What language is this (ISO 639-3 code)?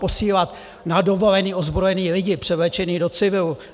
ces